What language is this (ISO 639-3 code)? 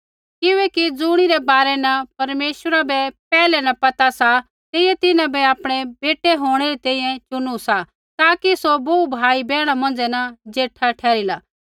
kfx